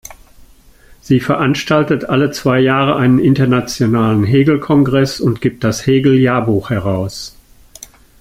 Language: German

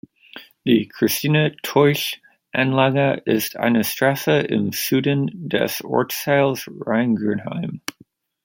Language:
German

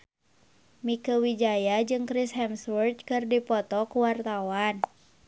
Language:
Sundanese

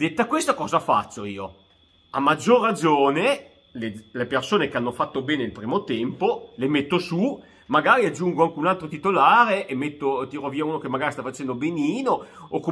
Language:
Italian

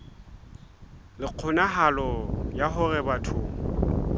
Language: Southern Sotho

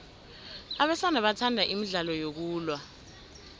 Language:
South Ndebele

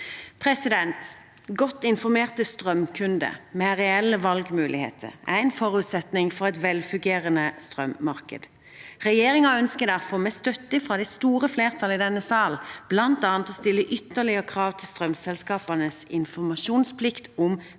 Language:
Norwegian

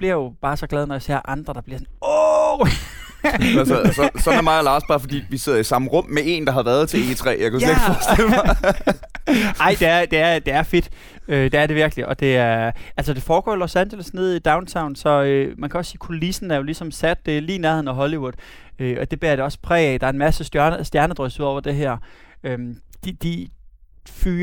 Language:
Danish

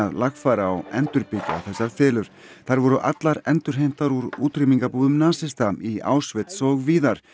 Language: Icelandic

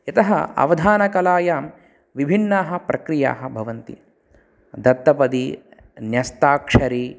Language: Sanskrit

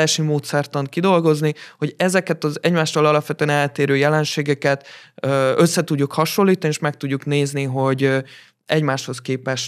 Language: Hungarian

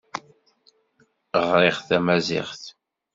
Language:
Kabyle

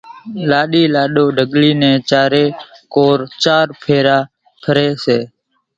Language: Kachi Koli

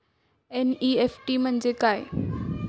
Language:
Marathi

